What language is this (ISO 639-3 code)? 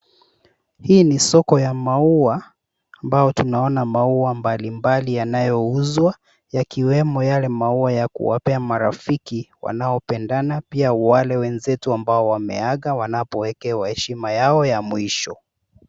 swa